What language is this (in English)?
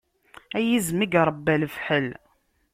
Kabyle